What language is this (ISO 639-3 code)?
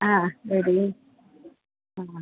san